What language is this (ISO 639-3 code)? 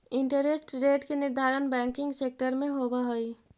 mag